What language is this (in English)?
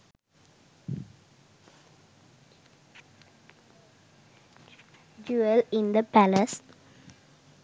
Sinhala